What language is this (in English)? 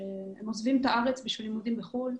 Hebrew